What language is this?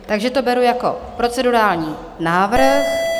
Czech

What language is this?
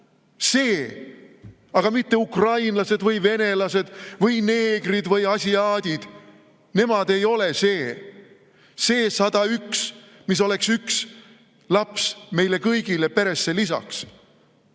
Estonian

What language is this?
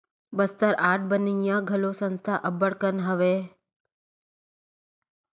Chhattisgarhi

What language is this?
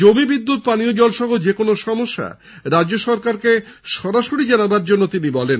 Bangla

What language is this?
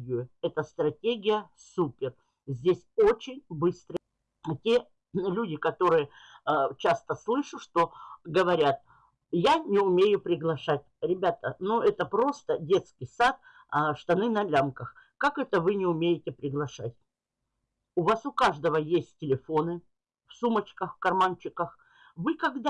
Russian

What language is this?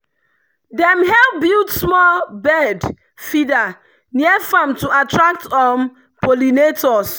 Nigerian Pidgin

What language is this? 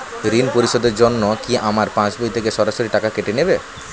Bangla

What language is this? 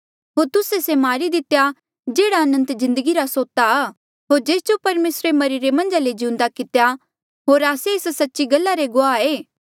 Mandeali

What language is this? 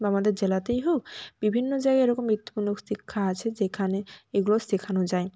Bangla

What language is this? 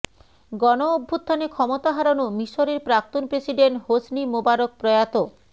Bangla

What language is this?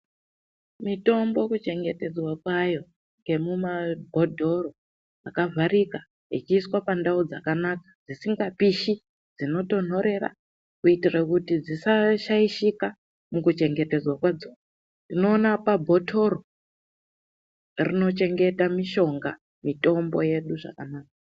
Ndau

